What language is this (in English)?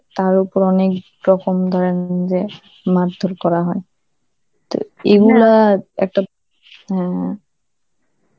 Bangla